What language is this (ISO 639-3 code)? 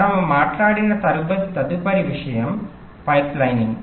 tel